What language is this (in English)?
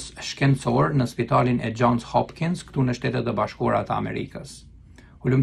Romanian